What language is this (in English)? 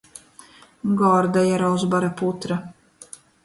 Latgalian